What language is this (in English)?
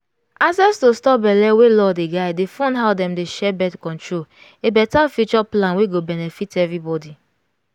Nigerian Pidgin